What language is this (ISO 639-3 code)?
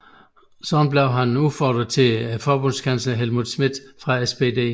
dan